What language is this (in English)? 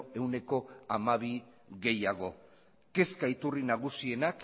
Basque